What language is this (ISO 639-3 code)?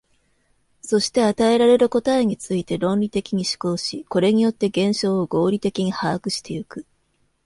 jpn